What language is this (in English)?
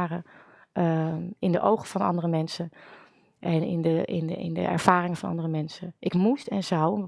Dutch